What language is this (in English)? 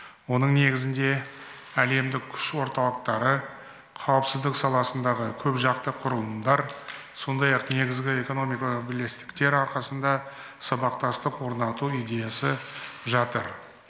Kazakh